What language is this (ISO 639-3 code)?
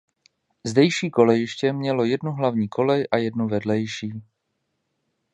ces